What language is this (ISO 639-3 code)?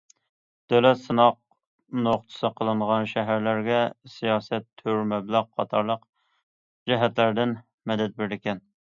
uig